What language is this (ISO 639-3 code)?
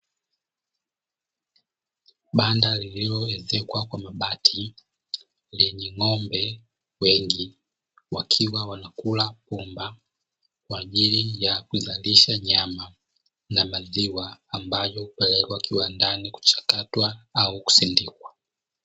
swa